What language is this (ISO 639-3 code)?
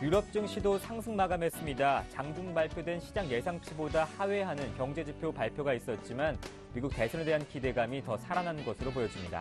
kor